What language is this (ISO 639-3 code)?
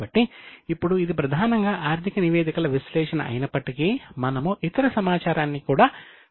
tel